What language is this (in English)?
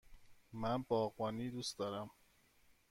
Persian